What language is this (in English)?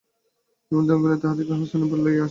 Bangla